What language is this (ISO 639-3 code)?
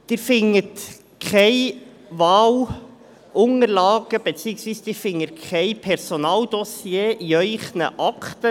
gsw